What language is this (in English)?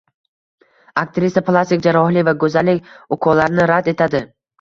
Uzbek